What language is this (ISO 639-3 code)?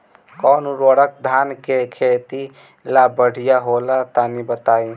bho